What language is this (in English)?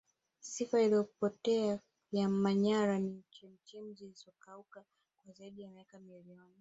Swahili